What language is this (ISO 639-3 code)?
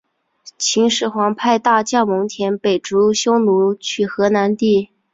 zho